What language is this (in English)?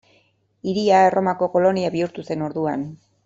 Basque